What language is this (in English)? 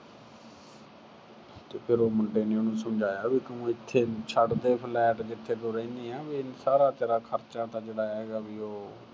Punjabi